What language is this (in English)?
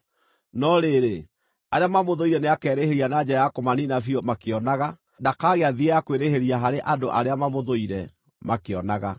Kikuyu